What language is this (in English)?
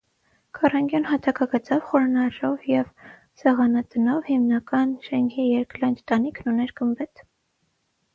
Armenian